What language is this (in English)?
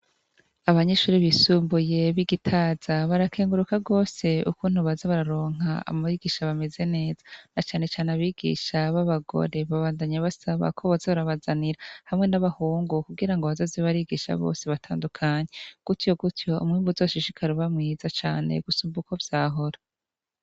Rundi